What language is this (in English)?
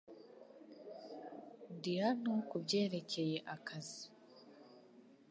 Kinyarwanda